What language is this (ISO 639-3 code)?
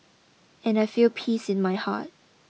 eng